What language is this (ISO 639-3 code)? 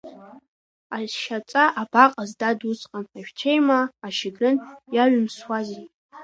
abk